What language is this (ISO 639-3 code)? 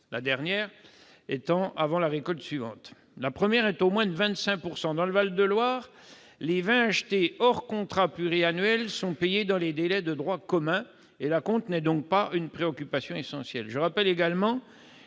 fra